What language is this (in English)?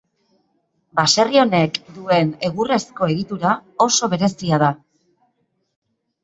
Basque